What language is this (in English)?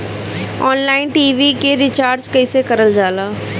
Bhojpuri